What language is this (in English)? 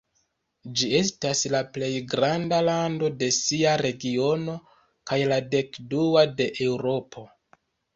Esperanto